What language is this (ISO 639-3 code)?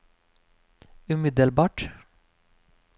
nor